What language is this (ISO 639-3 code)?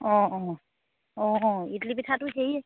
asm